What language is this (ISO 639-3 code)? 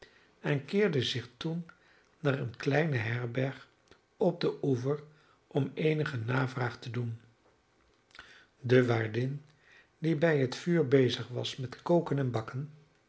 nld